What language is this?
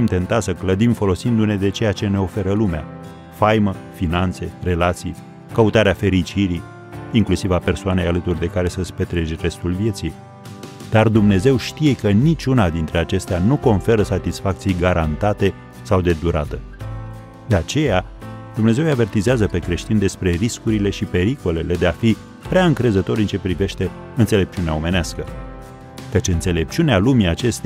Romanian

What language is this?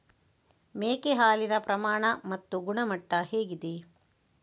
Kannada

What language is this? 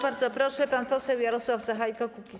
Polish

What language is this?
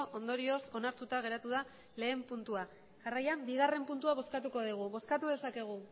Basque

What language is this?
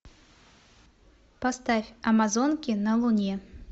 Russian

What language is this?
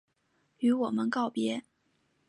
Chinese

